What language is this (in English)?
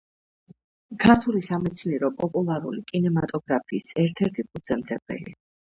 Georgian